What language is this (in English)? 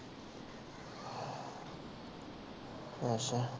Punjabi